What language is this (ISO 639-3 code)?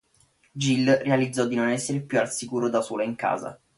ita